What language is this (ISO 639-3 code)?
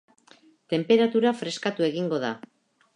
eus